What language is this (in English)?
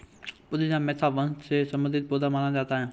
Hindi